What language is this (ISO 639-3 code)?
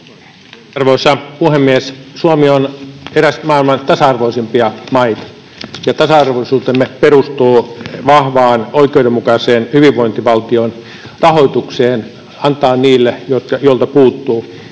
fin